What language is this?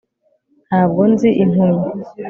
Kinyarwanda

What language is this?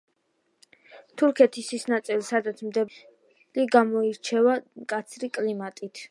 Georgian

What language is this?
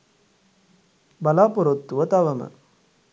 Sinhala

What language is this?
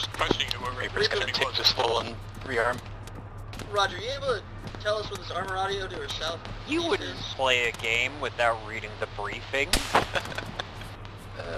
English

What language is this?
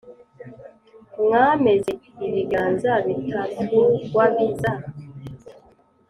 Kinyarwanda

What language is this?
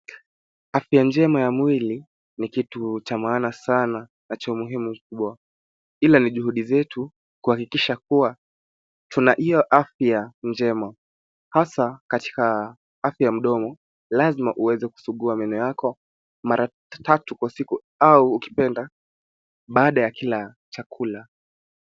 Swahili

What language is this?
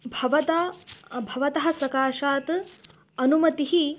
Sanskrit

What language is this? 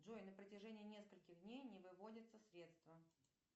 Russian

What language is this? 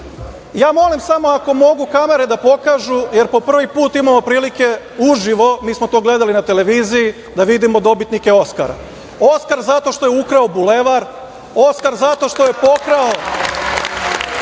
Serbian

